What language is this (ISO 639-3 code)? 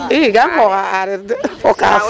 srr